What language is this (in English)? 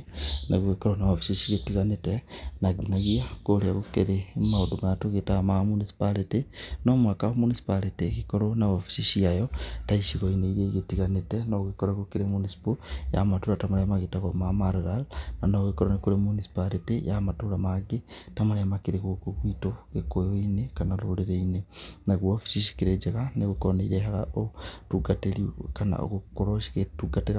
Kikuyu